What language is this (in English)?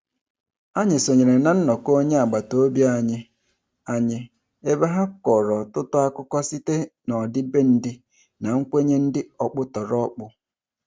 Igbo